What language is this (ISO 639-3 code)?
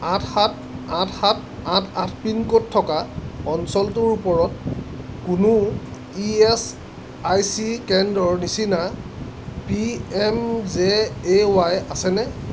asm